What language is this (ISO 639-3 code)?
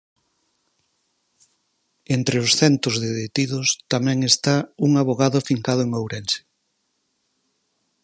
glg